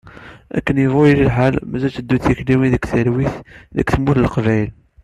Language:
Kabyle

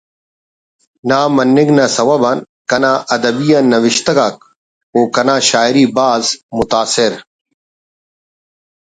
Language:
Brahui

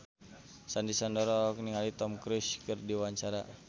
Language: Sundanese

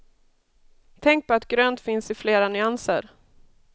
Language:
Swedish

